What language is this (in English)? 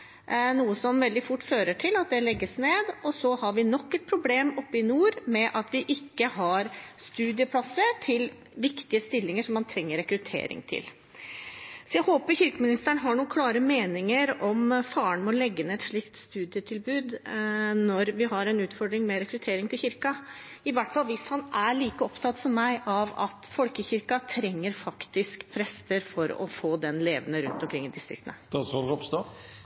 Norwegian Bokmål